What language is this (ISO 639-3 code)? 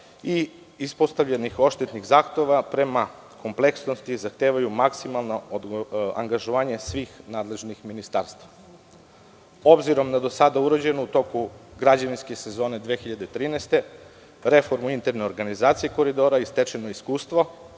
srp